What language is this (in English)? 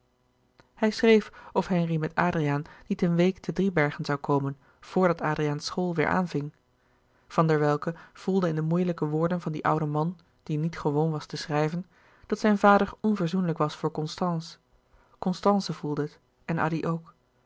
Dutch